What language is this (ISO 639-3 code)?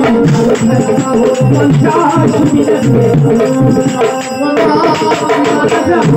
ara